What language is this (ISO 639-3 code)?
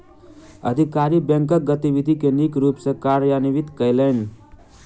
mai